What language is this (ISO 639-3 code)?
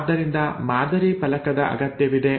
kan